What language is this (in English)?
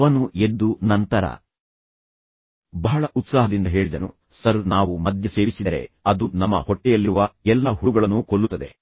Kannada